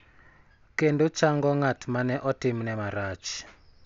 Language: Luo (Kenya and Tanzania)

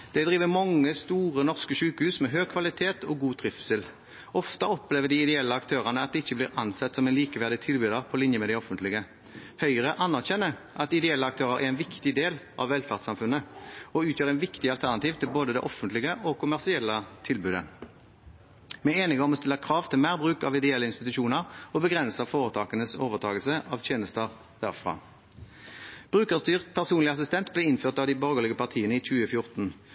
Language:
Norwegian Bokmål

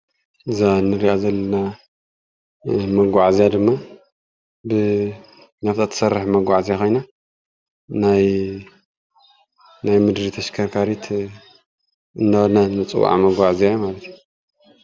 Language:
Tigrinya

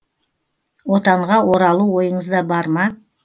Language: Kazakh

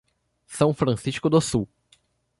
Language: Portuguese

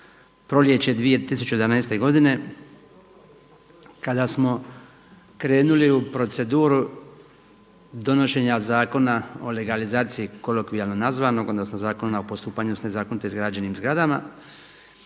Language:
Croatian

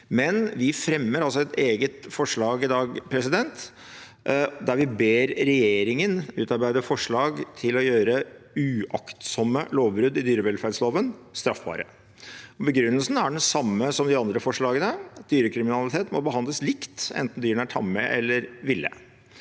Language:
Norwegian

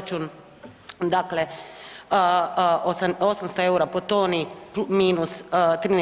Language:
Croatian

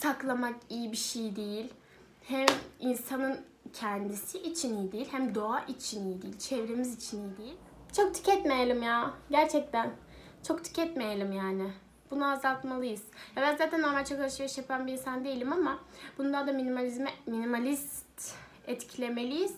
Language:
Turkish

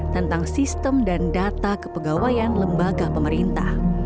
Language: Indonesian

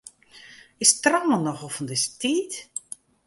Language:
Western Frisian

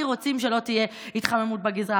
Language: Hebrew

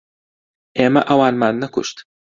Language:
Central Kurdish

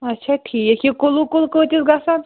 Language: Kashmiri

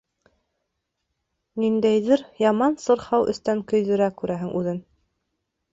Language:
Bashkir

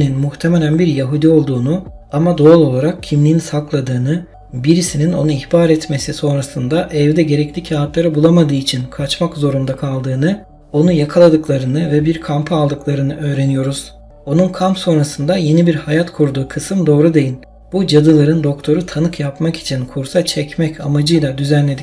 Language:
Turkish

